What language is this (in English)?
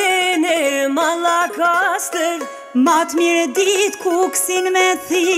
Romanian